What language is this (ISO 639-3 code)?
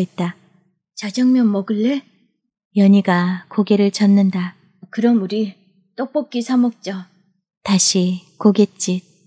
kor